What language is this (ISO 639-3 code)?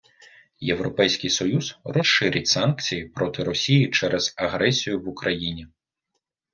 ukr